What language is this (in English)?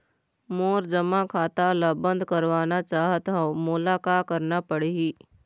Chhattisgarhi